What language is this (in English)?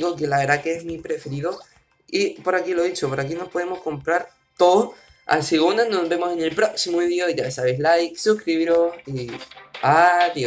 Spanish